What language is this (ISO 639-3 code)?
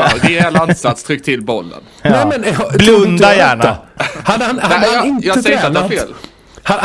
swe